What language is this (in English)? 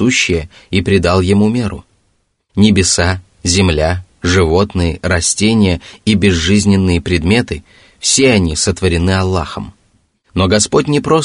Russian